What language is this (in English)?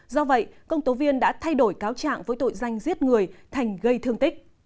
Vietnamese